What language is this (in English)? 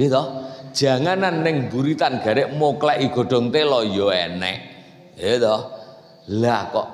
Indonesian